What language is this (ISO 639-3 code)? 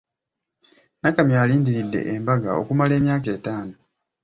lug